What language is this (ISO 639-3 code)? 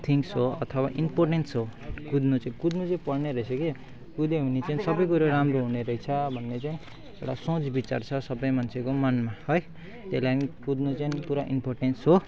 nep